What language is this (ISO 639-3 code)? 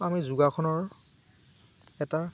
asm